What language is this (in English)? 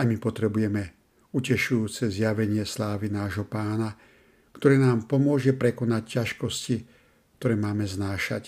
Slovak